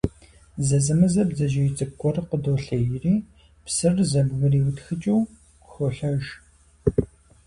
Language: Kabardian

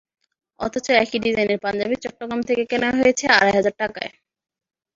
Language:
Bangla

